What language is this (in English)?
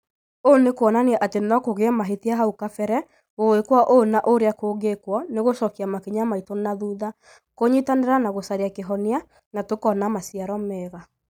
Kikuyu